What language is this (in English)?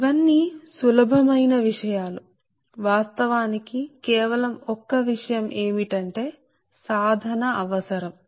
Telugu